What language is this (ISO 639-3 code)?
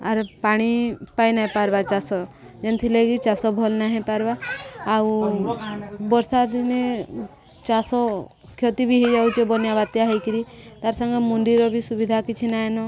ori